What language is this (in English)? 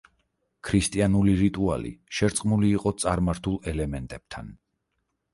Georgian